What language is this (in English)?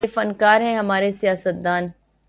Urdu